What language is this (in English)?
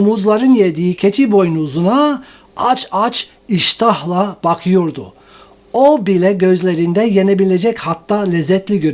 Turkish